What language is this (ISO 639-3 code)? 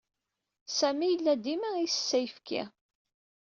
kab